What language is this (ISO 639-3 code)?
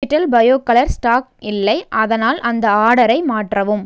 tam